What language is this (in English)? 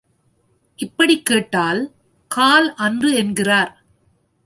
Tamil